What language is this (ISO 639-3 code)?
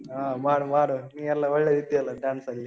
kan